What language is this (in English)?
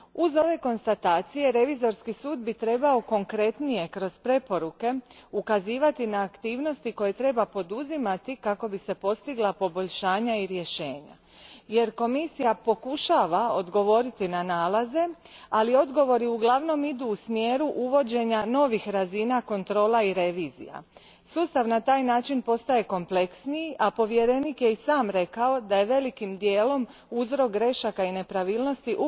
Croatian